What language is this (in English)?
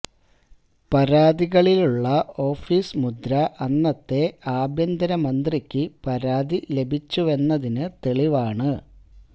Malayalam